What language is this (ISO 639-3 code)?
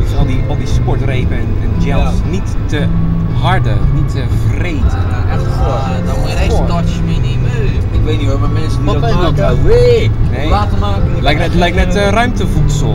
nld